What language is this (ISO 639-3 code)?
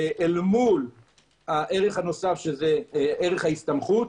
heb